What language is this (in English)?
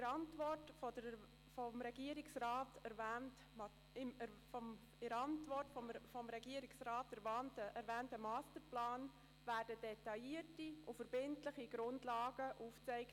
Swiss German